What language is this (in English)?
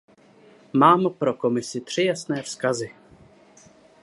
Czech